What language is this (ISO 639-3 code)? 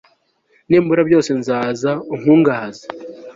kin